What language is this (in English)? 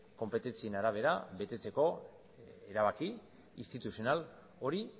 Basque